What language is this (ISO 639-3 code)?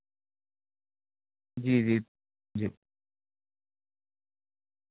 urd